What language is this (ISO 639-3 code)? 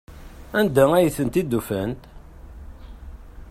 kab